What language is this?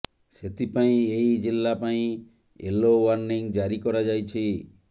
Odia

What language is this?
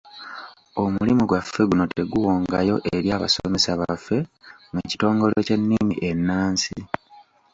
Ganda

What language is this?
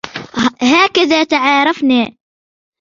Arabic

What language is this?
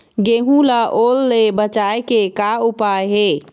Chhattisgarhi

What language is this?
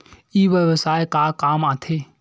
Chhattisgarhi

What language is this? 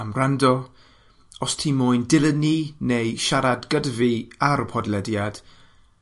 Welsh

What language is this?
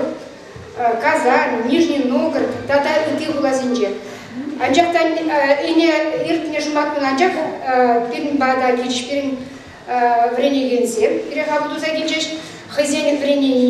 Russian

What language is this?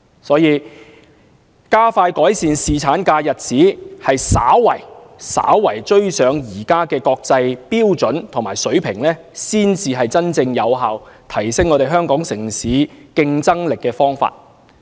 Cantonese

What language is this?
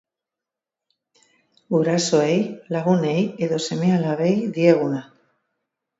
Basque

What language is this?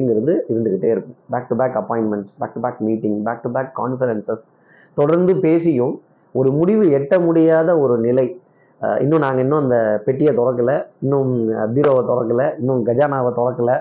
Tamil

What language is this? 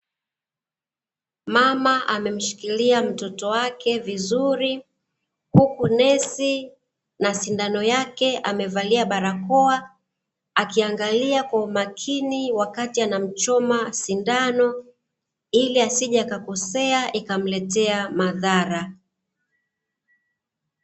Swahili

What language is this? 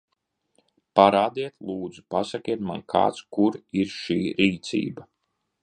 Latvian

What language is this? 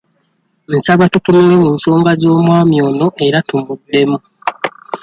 Ganda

